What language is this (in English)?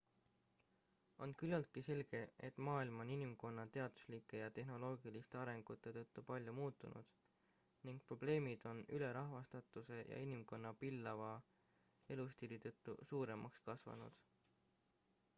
Estonian